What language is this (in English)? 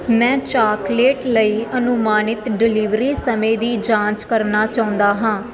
Punjabi